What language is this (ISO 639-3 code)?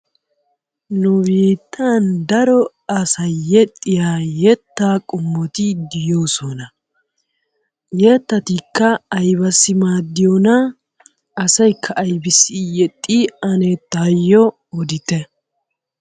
wal